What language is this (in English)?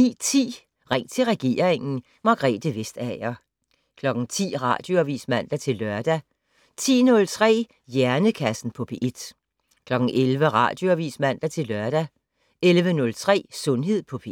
Danish